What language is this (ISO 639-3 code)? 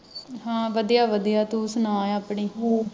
pan